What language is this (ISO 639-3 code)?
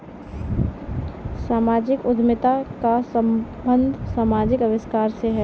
hin